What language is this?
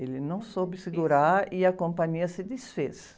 Portuguese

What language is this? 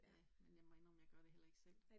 Danish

